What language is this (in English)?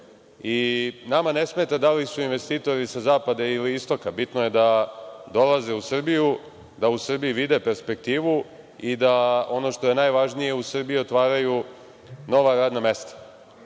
Serbian